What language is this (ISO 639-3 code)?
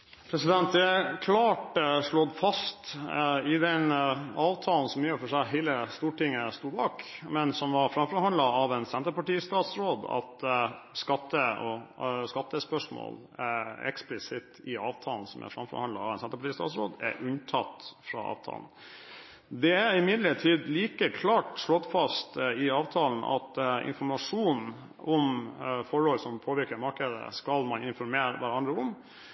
nob